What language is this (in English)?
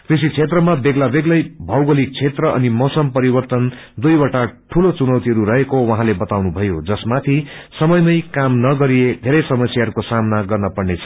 Nepali